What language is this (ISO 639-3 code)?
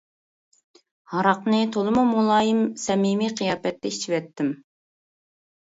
uig